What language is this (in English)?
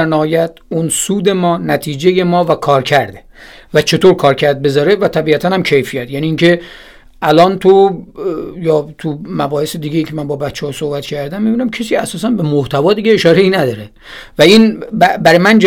Persian